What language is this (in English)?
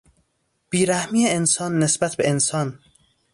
Persian